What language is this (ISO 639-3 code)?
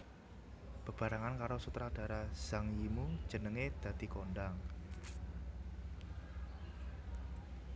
jav